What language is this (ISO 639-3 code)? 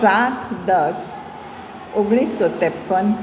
guj